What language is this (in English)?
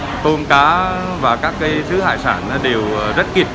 Vietnamese